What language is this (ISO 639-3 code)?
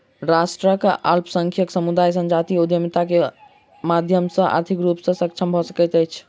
mai